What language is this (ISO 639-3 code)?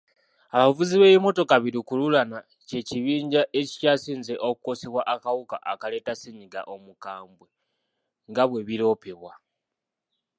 lug